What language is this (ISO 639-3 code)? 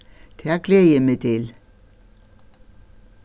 fao